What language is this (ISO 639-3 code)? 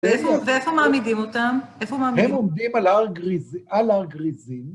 heb